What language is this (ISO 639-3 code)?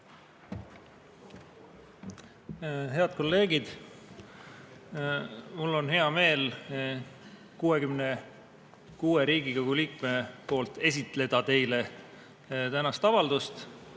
est